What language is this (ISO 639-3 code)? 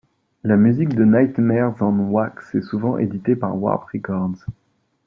fra